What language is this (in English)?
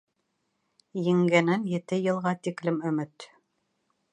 Bashkir